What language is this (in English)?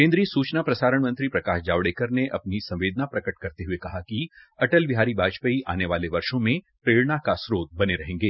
Hindi